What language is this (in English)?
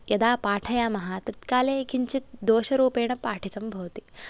Sanskrit